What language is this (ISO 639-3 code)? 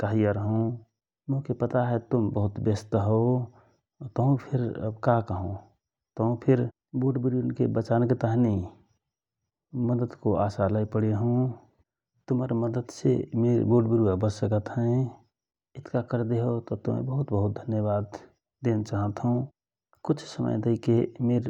thr